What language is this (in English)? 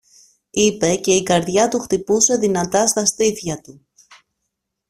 Greek